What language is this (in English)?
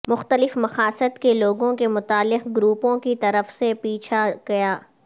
Urdu